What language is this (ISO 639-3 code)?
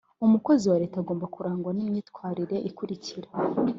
kin